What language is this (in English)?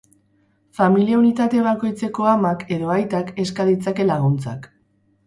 Basque